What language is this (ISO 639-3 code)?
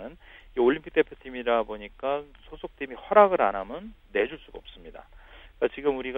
kor